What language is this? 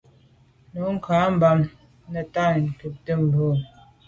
Medumba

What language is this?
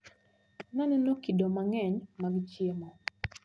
Luo (Kenya and Tanzania)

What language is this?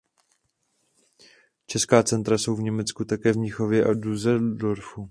Czech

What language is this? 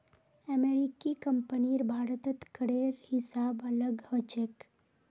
Magahi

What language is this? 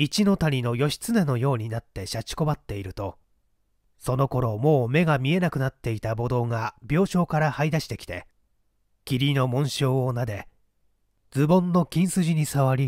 Japanese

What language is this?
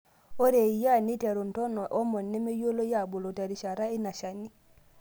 Masai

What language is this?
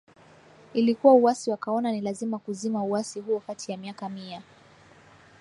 Swahili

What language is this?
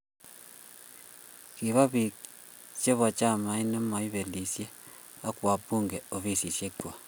Kalenjin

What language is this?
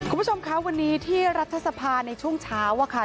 Thai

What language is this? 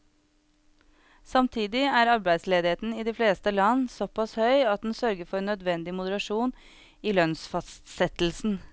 Norwegian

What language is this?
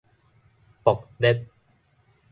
Min Nan Chinese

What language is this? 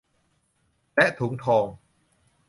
Thai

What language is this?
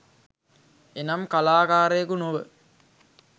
Sinhala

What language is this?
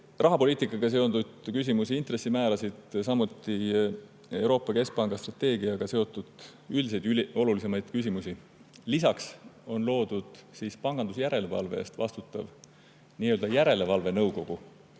Estonian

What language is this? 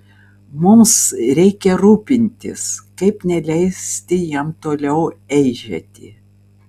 Lithuanian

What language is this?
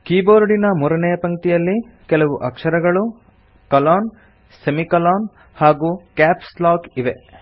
Kannada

